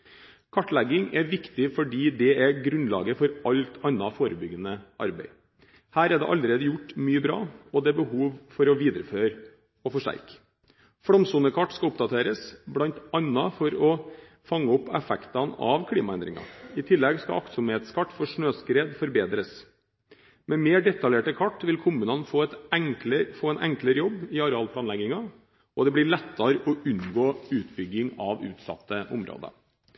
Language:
Norwegian Bokmål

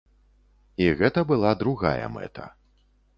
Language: Belarusian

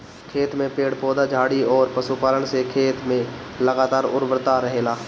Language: Bhojpuri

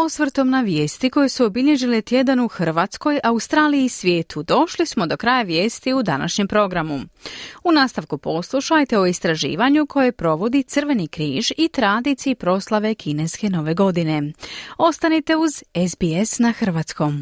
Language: Croatian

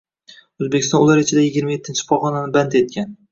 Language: Uzbek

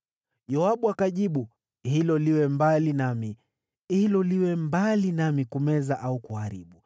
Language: Swahili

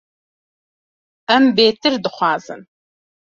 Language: Kurdish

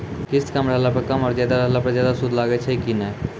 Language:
Maithili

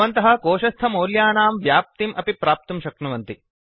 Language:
Sanskrit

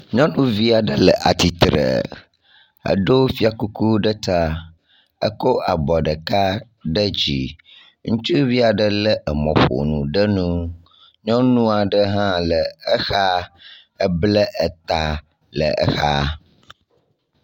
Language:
Ewe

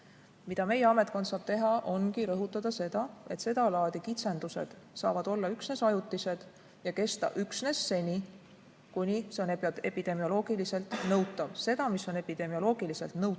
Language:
Estonian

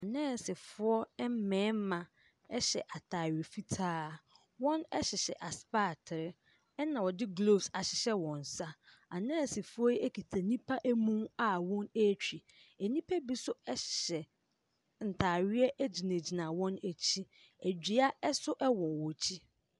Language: Akan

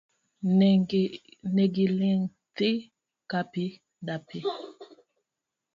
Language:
Luo (Kenya and Tanzania)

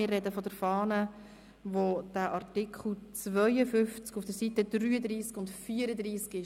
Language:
Swiss German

